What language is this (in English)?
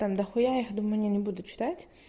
Russian